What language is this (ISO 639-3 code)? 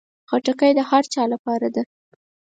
pus